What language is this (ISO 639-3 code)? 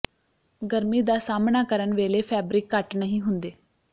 pan